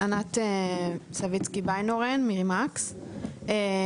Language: Hebrew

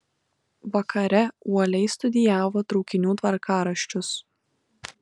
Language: Lithuanian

